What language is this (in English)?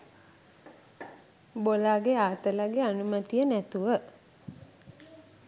Sinhala